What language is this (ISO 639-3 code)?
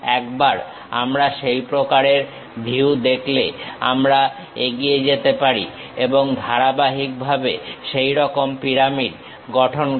ben